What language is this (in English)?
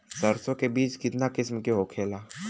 Bhojpuri